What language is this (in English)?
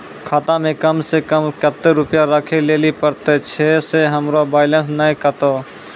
Maithili